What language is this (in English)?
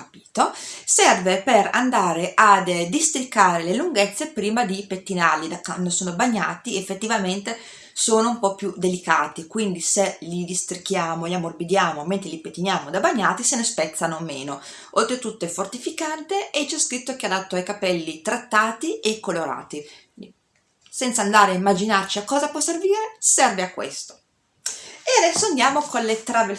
Italian